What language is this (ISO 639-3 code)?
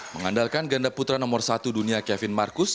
ind